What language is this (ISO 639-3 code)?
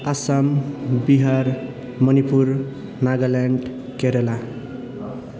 nep